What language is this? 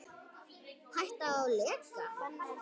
Icelandic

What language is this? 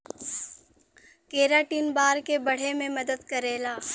Bhojpuri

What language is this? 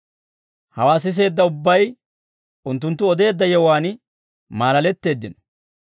Dawro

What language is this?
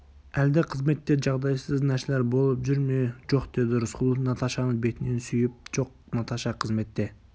Kazakh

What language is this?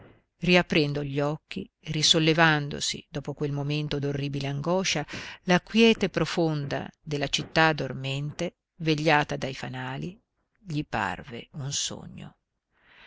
Italian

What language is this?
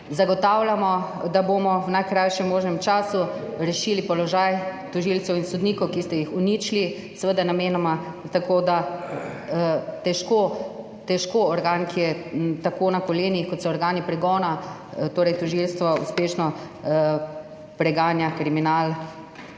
Slovenian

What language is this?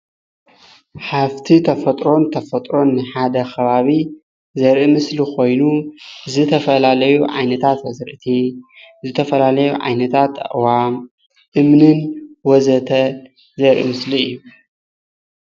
Tigrinya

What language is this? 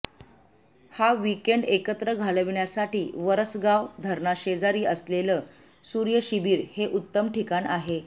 Marathi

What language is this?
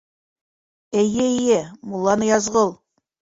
Bashkir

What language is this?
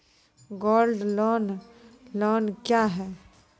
Maithili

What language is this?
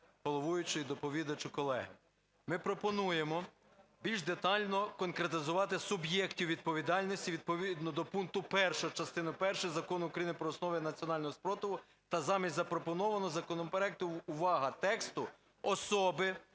Ukrainian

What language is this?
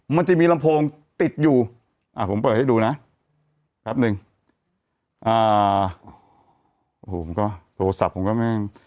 Thai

